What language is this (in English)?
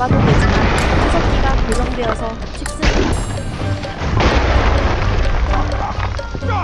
Korean